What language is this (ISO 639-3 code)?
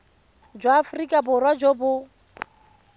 tsn